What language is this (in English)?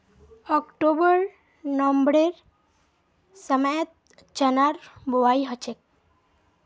Magahi